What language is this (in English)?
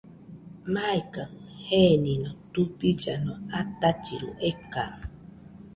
Nüpode Huitoto